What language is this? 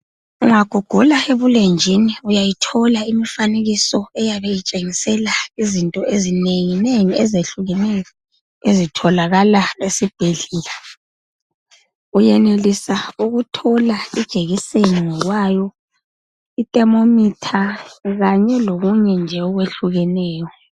North Ndebele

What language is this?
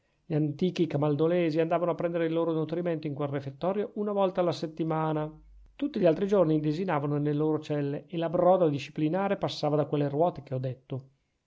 Italian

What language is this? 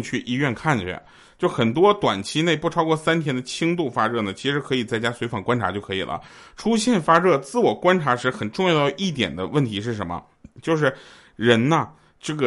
Chinese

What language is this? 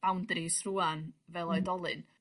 Welsh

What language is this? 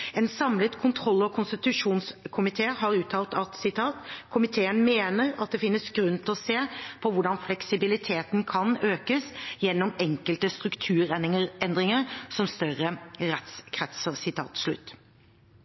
Norwegian Bokmål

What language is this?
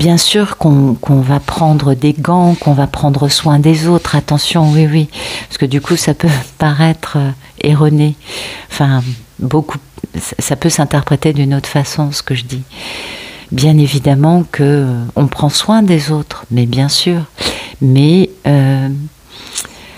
French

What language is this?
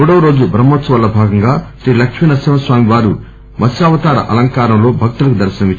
Telugu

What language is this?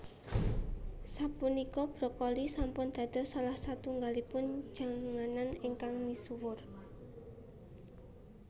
Javanese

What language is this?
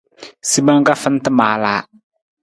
Nawdm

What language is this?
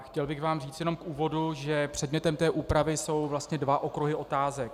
Czech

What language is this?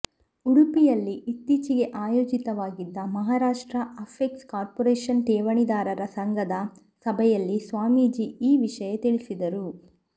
Kannada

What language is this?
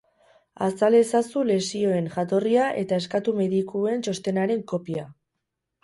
Basque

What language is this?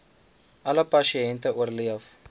Afrikaans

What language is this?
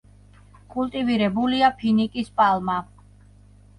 Georgian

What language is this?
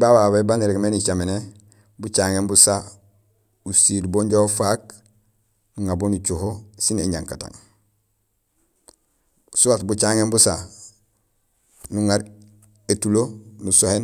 Gusilay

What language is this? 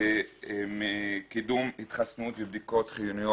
Hebrew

